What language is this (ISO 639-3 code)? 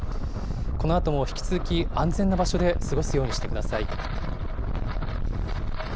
jpn